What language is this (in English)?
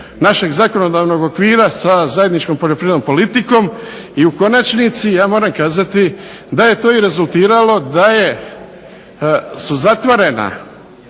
Croatian